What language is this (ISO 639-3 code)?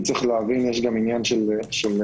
heb